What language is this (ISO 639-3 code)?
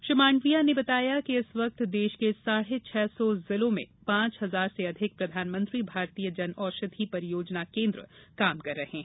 hin